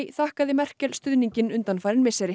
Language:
Icelandic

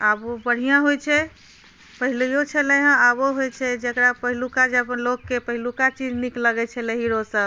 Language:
Maithili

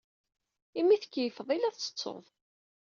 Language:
Kabyle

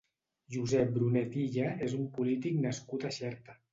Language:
Catalan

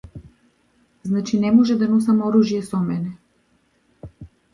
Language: Macedonian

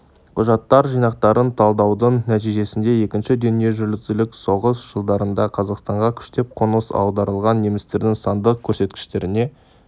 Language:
Kazakh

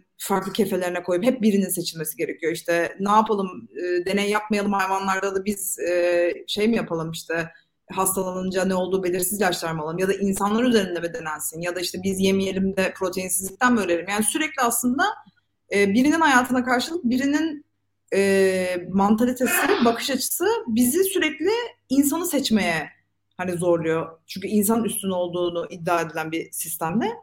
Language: Turkish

